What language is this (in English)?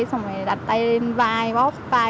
Vietnamese